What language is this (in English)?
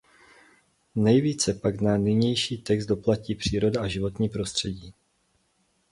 Czech